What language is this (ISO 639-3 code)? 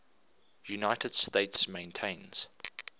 eng